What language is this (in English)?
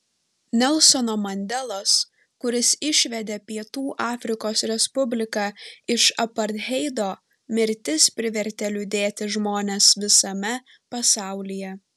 Lithuanian